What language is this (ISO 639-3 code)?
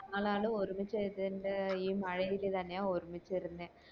mal